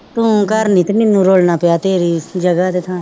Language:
Punjabi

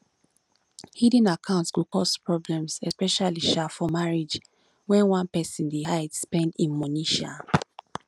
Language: Nigerian Pidgin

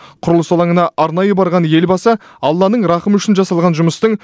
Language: Kazakh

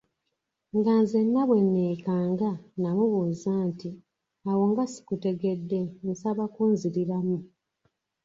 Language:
Ganda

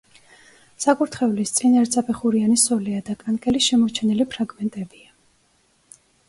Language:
Georgian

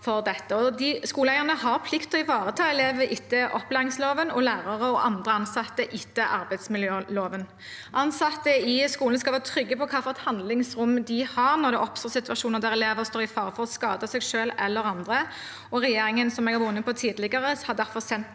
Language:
Norwegian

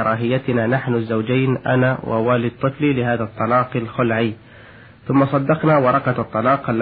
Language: Arabic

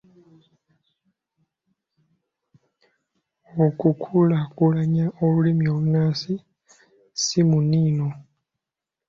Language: Ganda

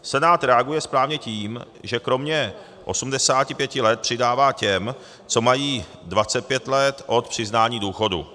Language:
Czech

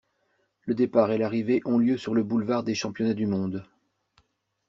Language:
French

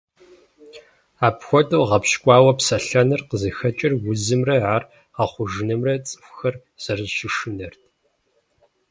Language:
Kabardian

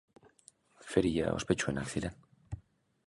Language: Basque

